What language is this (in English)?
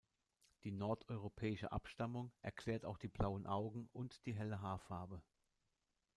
German